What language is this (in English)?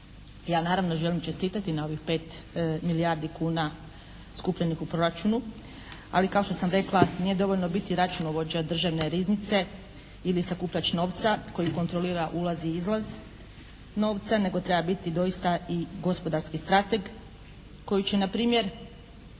Croatian